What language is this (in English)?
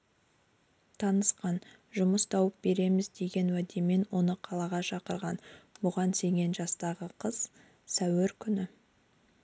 Kazakh